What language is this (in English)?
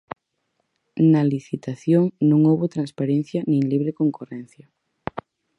Galician